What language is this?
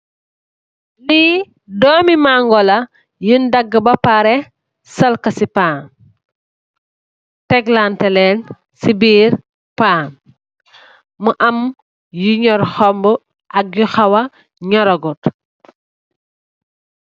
Wolof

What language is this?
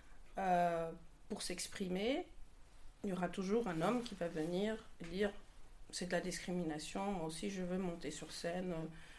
French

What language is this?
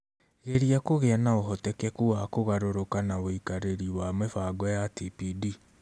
Kikuyu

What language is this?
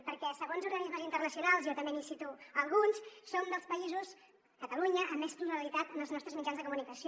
Catalan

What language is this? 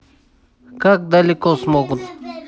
Russian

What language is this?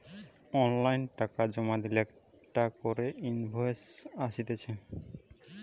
Bangla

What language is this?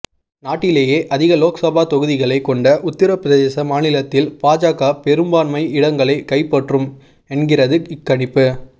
Tamil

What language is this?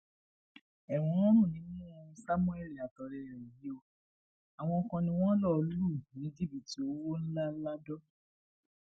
Yoruba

